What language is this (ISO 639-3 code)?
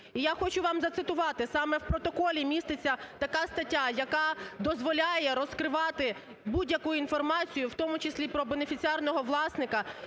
ukr